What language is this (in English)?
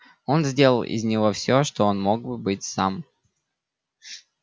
Russian